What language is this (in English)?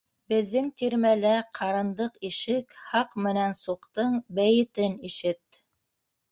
Bashkir